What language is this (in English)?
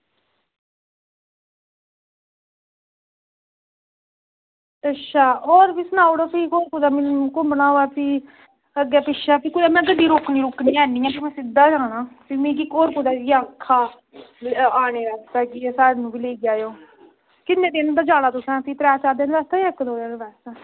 Dogri